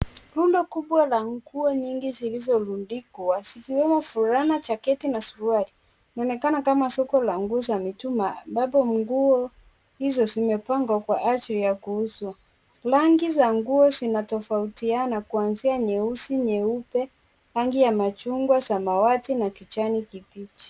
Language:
Swahili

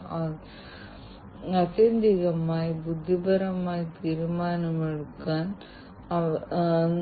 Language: Malayalam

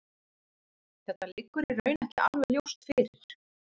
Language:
Icelandic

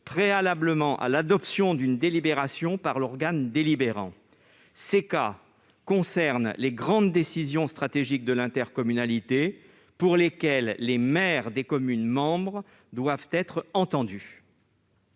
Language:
French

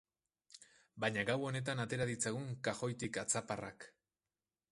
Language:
Basque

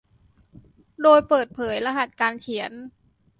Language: Thai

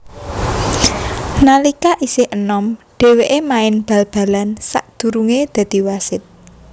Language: Javanese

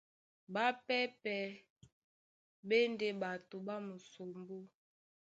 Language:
Duala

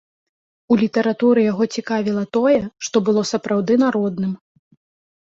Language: Belarusian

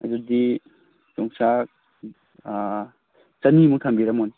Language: Manipuri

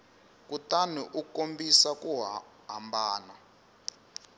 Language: Tsonga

